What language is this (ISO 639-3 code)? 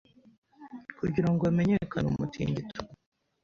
kin